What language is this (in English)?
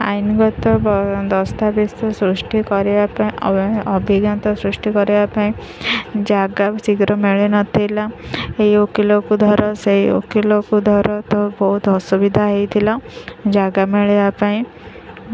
Odia